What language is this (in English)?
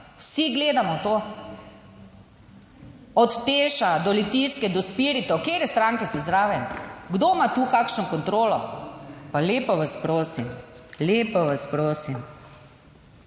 Slovenian